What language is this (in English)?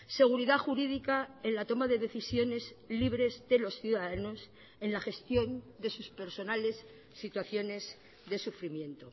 Spanish